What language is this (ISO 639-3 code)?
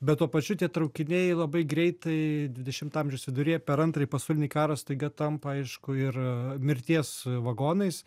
lit